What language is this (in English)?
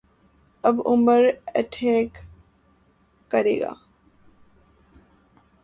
Urdu